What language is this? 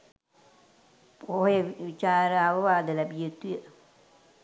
Sinhala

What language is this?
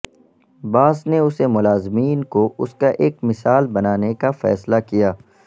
Urdu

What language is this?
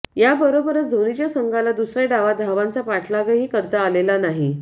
Marathi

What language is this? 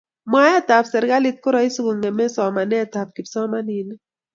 Kalenjin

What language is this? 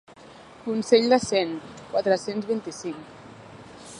Catalan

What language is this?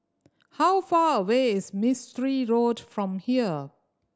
English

